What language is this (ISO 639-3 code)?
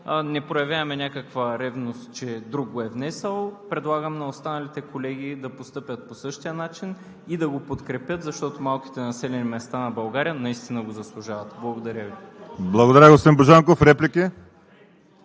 bul